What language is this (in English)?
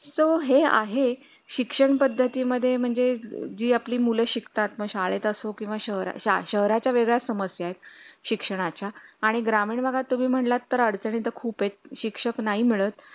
Marathi